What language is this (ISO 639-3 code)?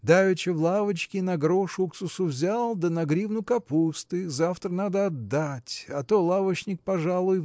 rus